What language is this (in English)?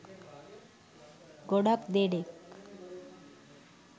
Sinhala